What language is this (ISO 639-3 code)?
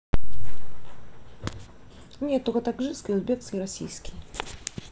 rus